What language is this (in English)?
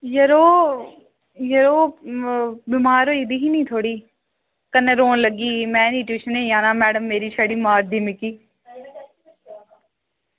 Dogri